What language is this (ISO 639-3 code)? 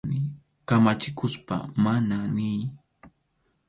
qxu